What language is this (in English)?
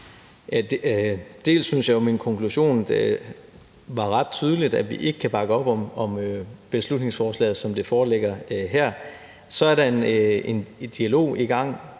Danish